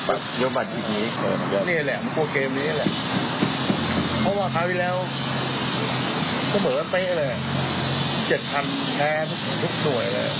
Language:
Thai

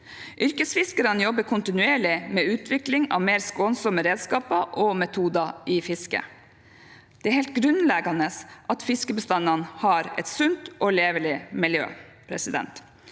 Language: Norwegian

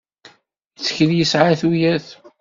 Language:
Kabyle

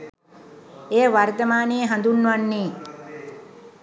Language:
Sinhala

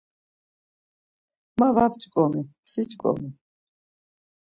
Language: Laz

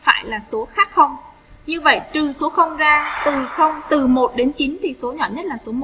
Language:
Vietnamese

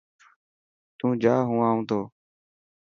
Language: Dhatki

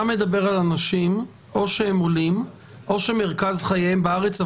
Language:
Hebrew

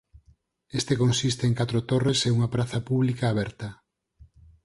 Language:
Galician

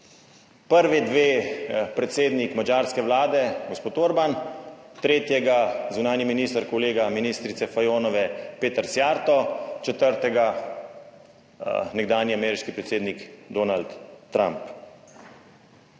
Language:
Slovenian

